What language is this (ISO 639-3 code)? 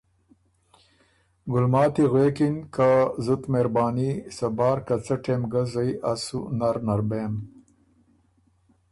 oru